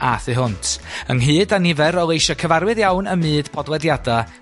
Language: Welsh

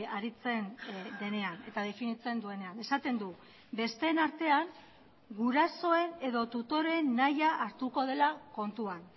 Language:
Basque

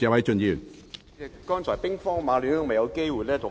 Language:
Cantonese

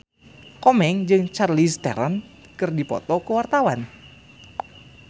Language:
Sundanese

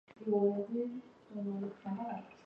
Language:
Chinese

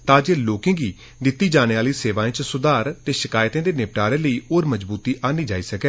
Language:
Dogri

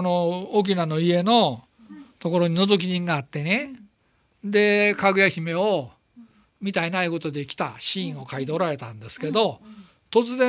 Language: Japanese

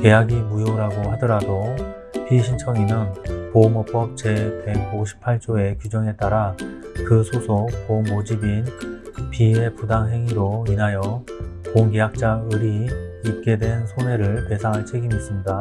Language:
Korean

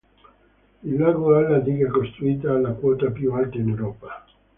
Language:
Italian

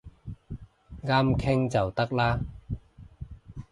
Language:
Cantonese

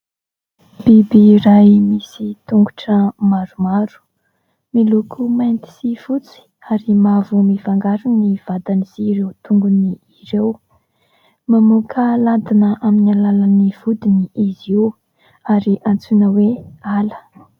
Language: Malagasy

